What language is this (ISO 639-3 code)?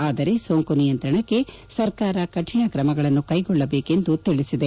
kan